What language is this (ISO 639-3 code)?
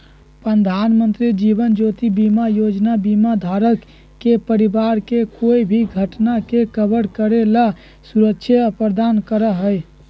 mag